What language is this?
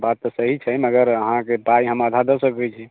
Maithili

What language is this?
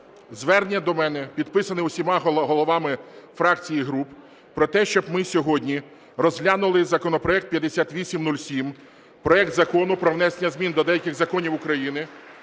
Ukrainian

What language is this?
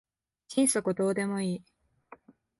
Japanese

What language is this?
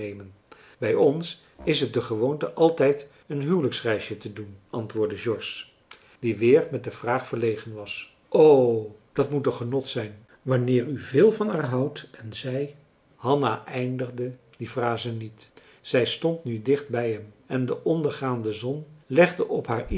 Dutch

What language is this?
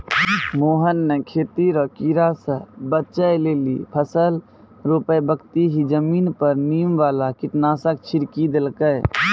Maithili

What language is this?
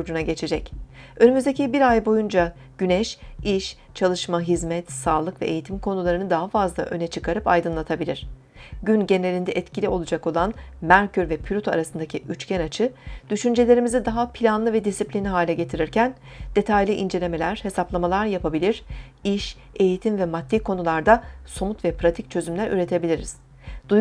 Turkish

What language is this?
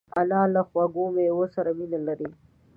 Pashto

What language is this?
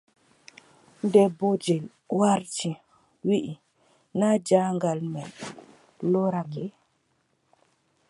Adamawa Fulfulde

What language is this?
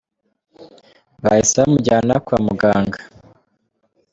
Kinyarwanda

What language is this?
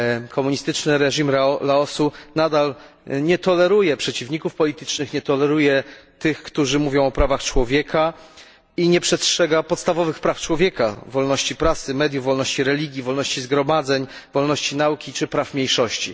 Polish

